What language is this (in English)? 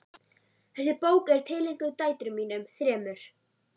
Icelandic